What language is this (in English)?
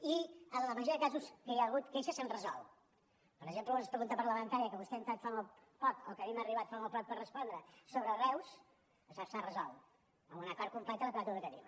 Catalan